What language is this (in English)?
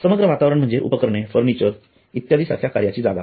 Marathi